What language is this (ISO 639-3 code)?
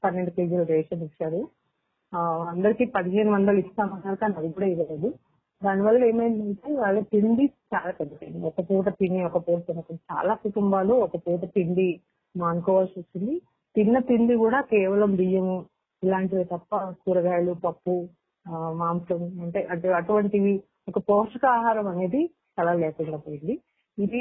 tel